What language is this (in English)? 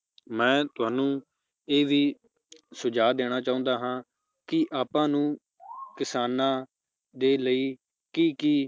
Punjabi